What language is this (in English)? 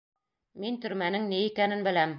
Bashkir